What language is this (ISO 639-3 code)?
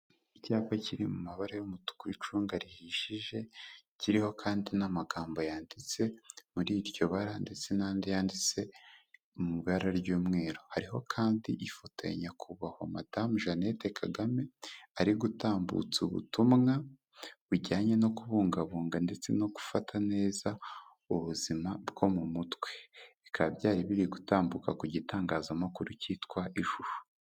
kin